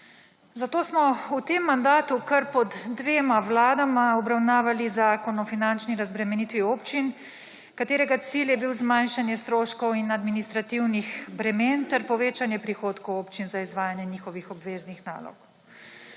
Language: Slovenian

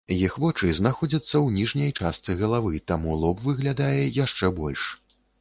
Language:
Belarusian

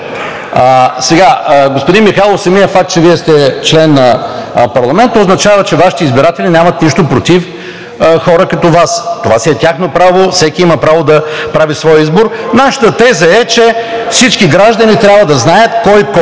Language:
Bulgarian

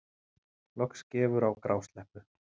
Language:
Icelandic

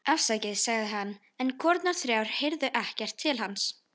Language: Icelandic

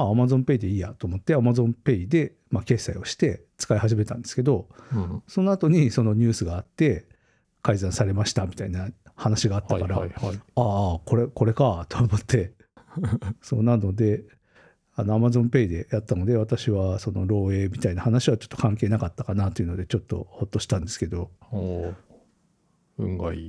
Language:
Japanese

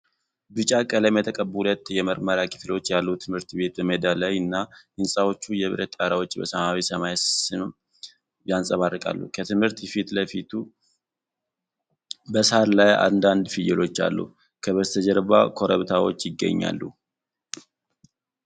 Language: Amharic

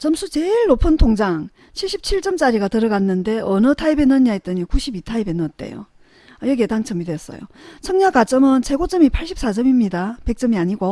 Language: Korean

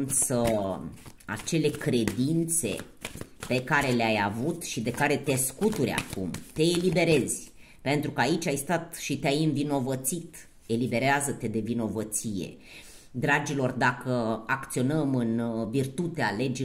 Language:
Romanian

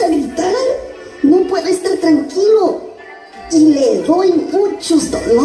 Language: Spanish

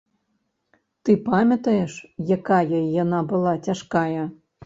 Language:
Belarusian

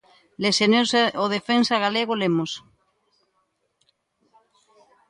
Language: Galician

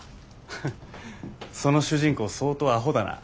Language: Japanese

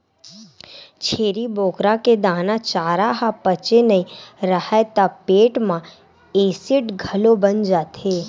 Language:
Chhattisgarhi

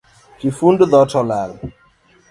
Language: Luo (Kenya and Tanzania)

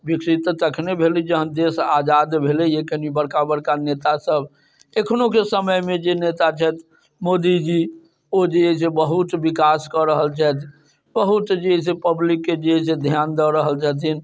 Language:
Maithili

